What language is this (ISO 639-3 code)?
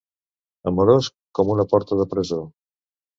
cat